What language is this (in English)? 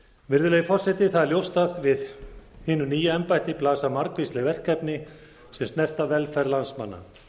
Icelandic